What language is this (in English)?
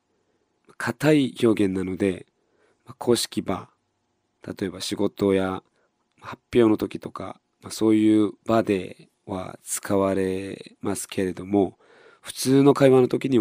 Japanese